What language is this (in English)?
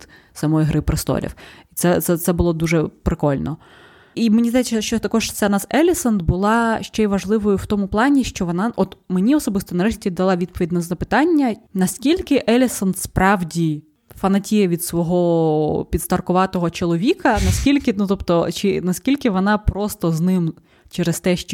Ukrainian